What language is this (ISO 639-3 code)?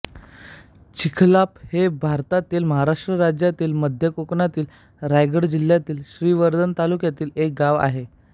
mar